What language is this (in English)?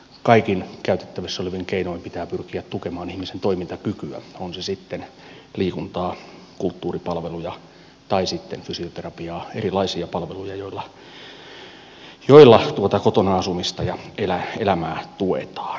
Finnish